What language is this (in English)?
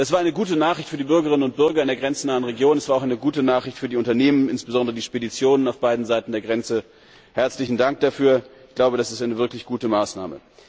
German